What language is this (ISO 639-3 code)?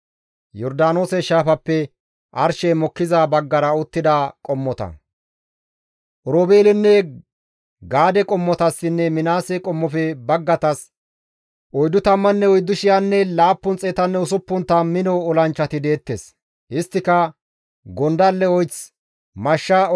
gmv